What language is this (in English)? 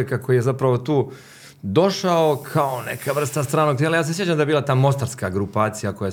Croatian